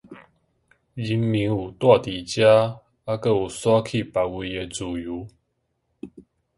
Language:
Min Nan Chinese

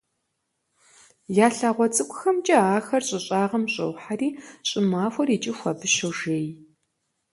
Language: Kabardian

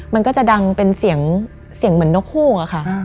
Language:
Thai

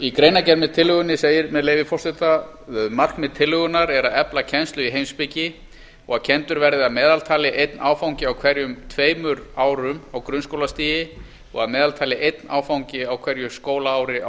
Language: Icelandic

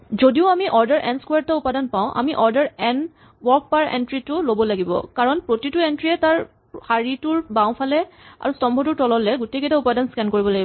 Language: Assamese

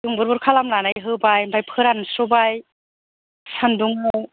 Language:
Bodo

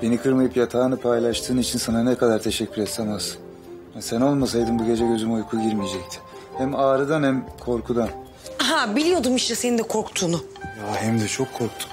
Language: Turkish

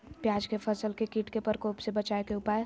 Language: Magahi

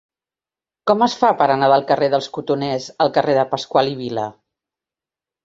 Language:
Catalan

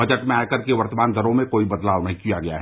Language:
Hindi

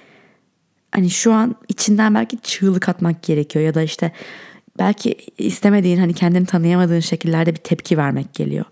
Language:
Turkish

